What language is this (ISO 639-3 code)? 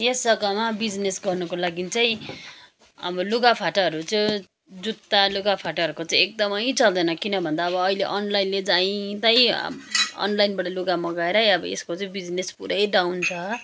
nep